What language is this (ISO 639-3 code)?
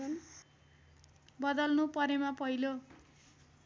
nep